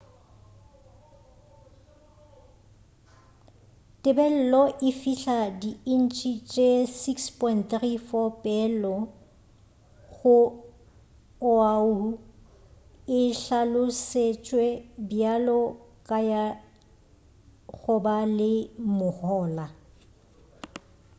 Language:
Northern Sotho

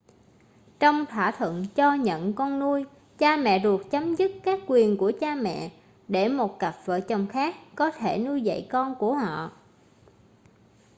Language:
Vietnamese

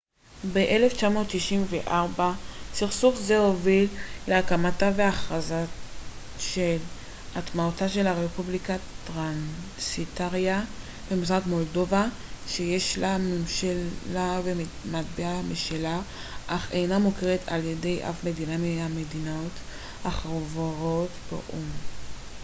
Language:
Hebrew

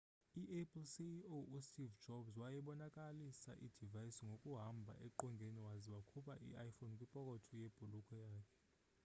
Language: Xhosa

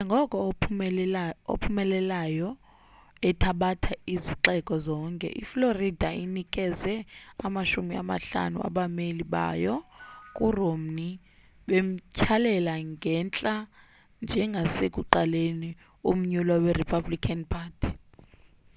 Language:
Xhosa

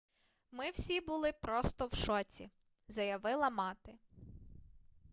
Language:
Ukrainian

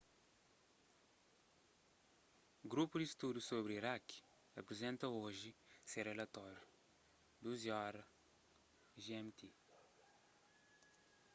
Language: Kabuverdianu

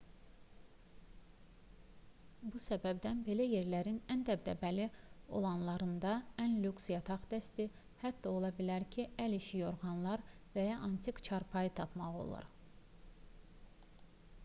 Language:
Azerbaijani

